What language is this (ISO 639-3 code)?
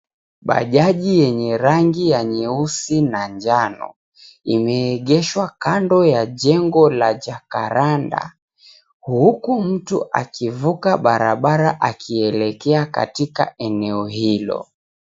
swa